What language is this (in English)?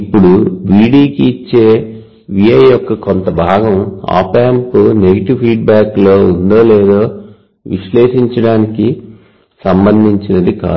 Telugu